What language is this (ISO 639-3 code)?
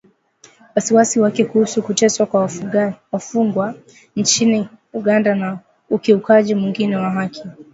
swa